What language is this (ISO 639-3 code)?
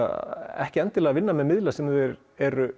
isl